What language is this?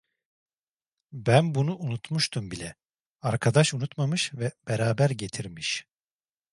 Turkish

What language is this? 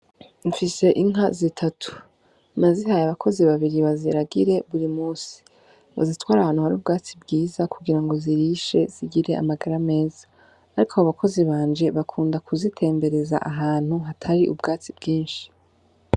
Rundi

